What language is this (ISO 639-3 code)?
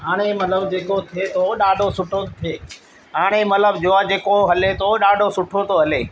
snd